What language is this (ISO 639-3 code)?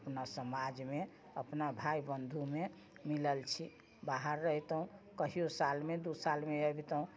mai